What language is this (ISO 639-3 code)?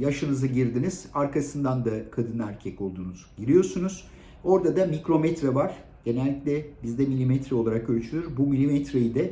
tur